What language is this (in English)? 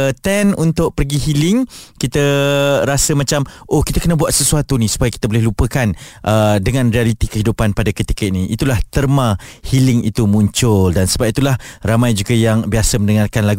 Malay